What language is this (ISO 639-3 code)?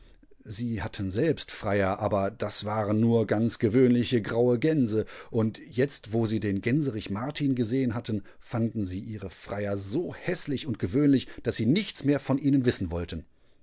deu